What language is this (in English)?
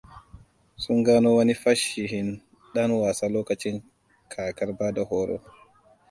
Hausa